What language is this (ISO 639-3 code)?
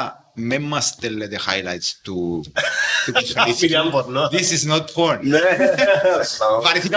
ell